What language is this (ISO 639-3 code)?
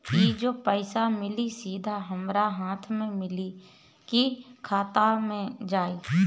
bho